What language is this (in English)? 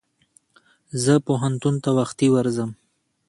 Pashto